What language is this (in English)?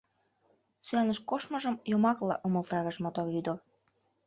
Mari